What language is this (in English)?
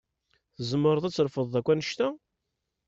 Kabyle